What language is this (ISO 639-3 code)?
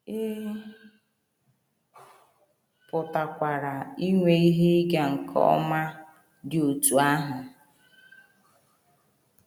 ibo